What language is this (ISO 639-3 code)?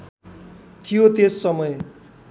nep